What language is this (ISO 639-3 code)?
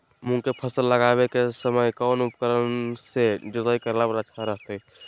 mag